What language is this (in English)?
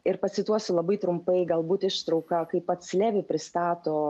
Lithuanian